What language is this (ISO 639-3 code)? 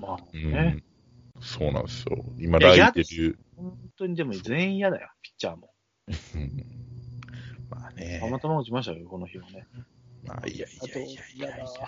jpn